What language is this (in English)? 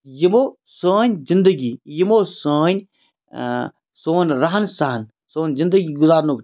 Kashmiri